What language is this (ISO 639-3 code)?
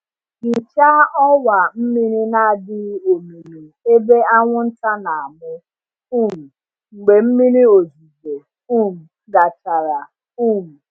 ibo